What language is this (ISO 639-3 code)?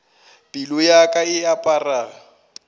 nso